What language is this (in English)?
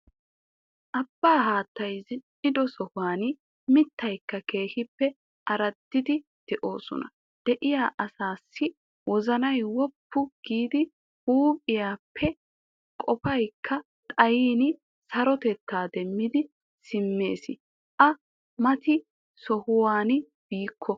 Wolaytta